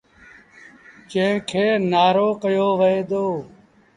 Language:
Sindhi Bhil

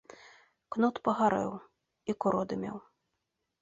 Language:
Belarusian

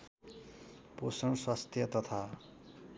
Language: Nepali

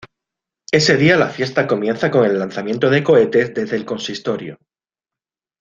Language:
Spanish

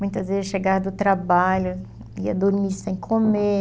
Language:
Portuguese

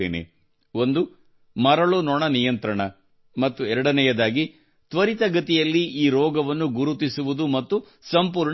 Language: Kannada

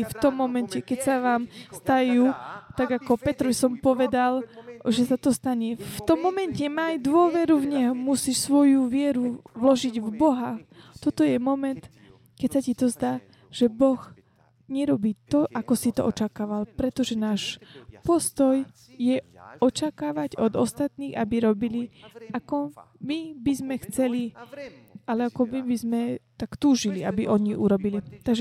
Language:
Slovak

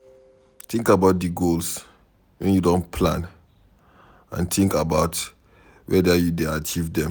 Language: Nigerian Pidgin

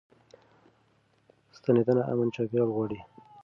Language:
Pashto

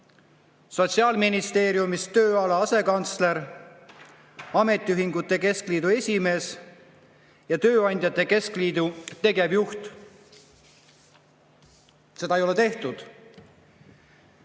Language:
Estonian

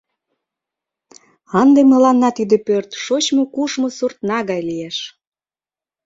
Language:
Mari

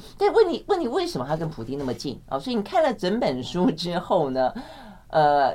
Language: Chinese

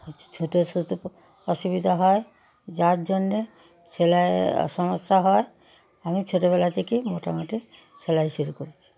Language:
Bangla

